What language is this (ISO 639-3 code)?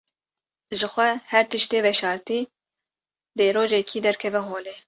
kur